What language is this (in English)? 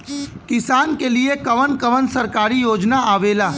Bhojpuri